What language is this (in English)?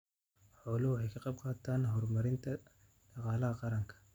Somali